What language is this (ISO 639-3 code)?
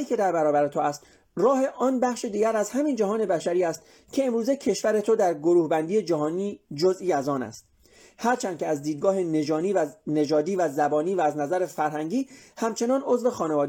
fas